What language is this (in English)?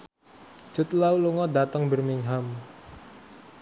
Javanese